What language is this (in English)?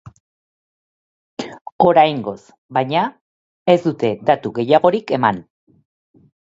Basque